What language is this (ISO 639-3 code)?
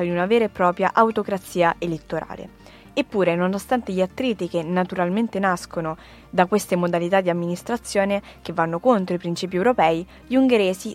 ita